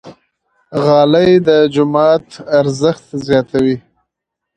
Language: Pashto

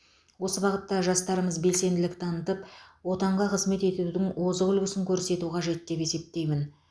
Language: Kazakh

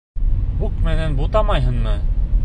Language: Bashkir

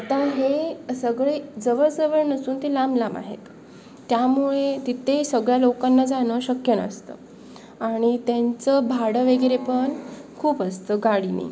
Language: Marathi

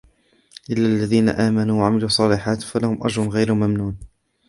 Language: Arabic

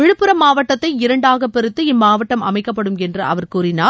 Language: Tamil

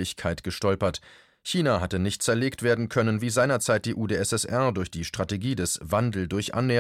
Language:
German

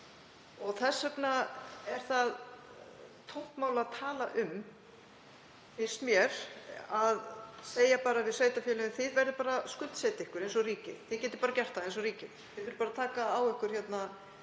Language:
Icelandic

